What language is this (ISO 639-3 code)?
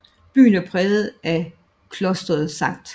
dan